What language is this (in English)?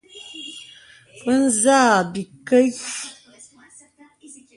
Bebele